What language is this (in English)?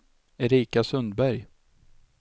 Swedish